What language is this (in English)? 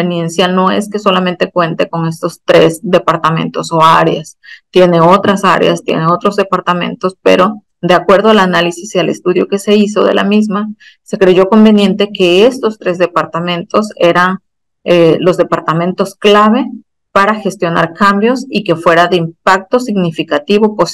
Spanish